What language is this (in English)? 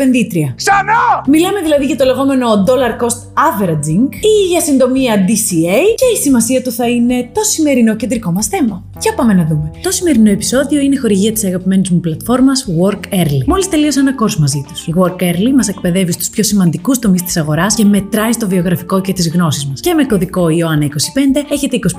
Greek